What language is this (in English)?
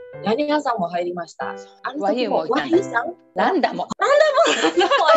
Japanese